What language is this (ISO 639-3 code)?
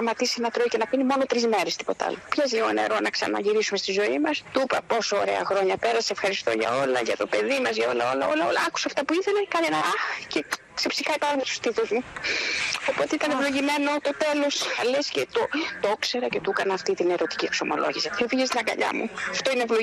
ell